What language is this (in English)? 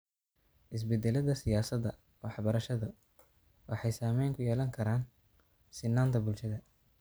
Somali